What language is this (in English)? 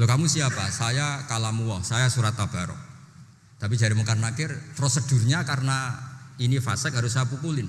Indonesian